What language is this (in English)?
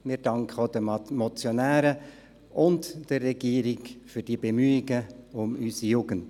Swiss German